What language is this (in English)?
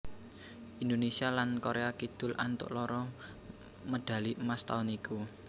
Javanese